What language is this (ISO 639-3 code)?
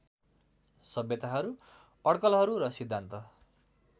nep